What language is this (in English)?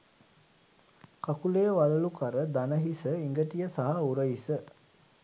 Sinhala